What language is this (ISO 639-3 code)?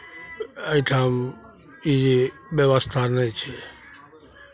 mai